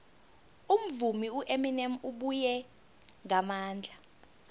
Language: South Ndebele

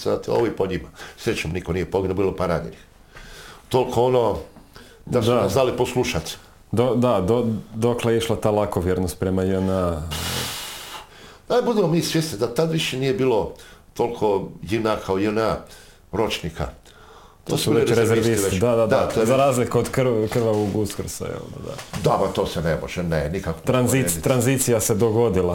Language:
Croatian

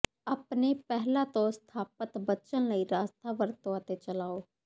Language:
Punjabi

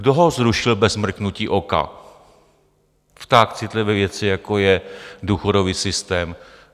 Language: Czech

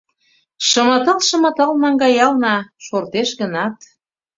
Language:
Mari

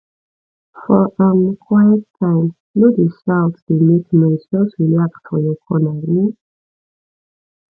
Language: Nigerian Pidgin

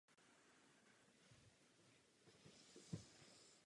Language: Czech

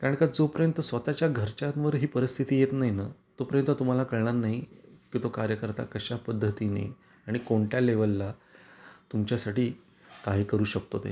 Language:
Marathi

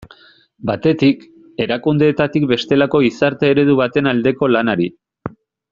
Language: Basque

